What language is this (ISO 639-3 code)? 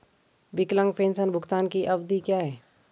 hin